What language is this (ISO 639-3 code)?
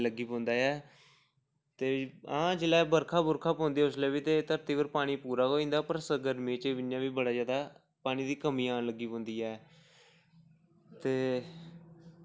doi